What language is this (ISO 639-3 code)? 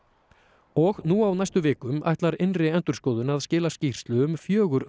isl